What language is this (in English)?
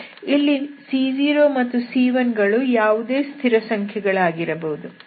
Kannada